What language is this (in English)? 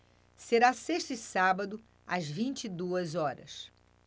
Portuguese